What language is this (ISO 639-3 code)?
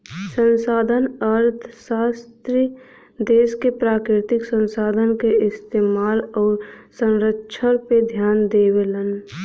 bho